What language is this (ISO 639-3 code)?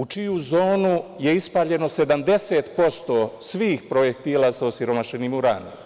srp